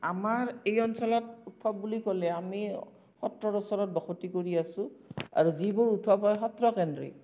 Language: Assamese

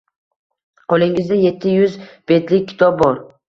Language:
Uzbek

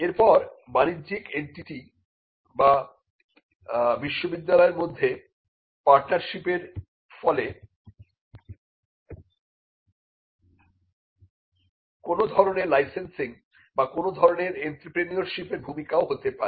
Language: Bangla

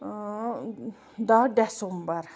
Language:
Kashmiri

